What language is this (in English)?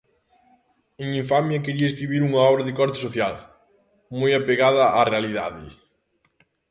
Galician